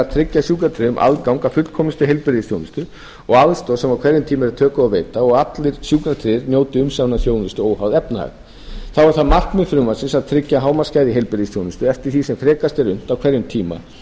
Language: Icelandic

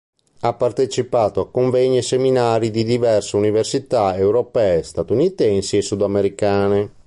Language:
Italian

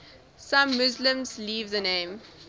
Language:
English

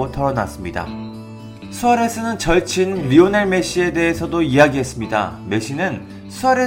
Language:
Korean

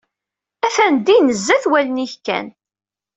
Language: Kabyle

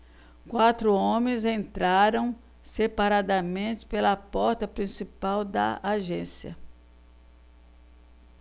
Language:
Portuguese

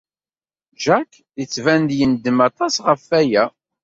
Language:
Kabyle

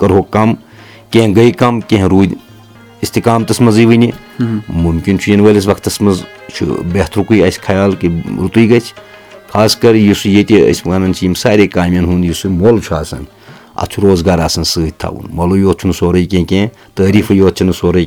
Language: Urdu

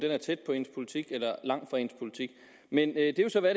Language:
Danish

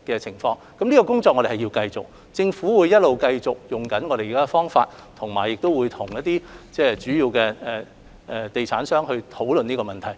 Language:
Cantonese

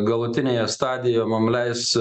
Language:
Lithuanian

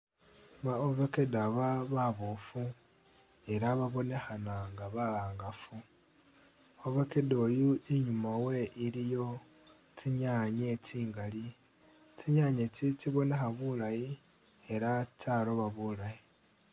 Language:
Masaaba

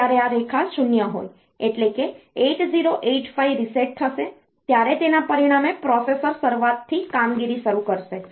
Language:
Gujarati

